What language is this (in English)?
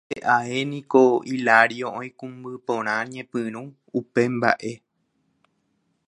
Guarani